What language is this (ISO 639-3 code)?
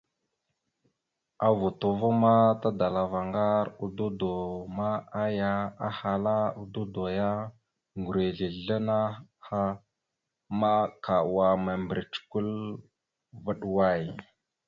mxu